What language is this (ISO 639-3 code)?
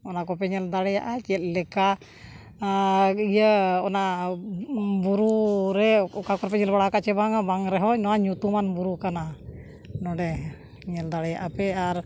sat